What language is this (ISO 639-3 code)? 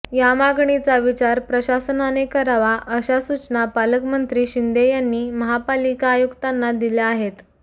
mar